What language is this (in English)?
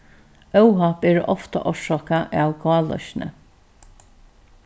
Faroese